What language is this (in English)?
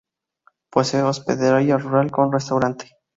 Spanish